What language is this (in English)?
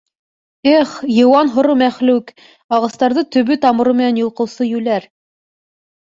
Bashkir